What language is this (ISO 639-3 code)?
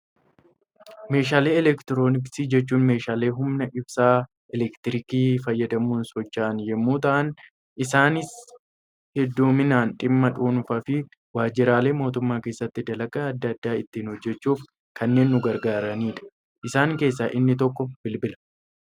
orm